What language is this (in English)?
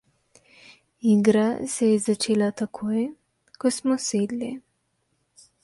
Slovenian